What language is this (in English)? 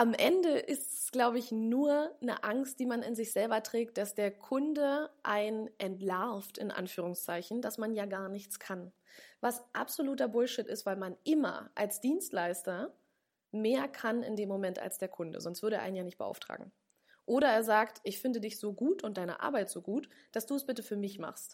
German